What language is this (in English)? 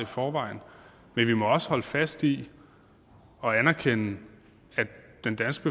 Danish